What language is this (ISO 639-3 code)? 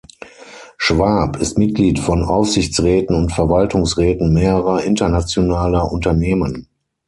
deu